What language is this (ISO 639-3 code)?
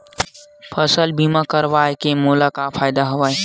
hne